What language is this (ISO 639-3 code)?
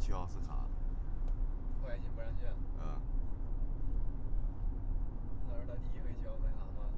zho